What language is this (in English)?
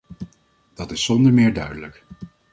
Dutch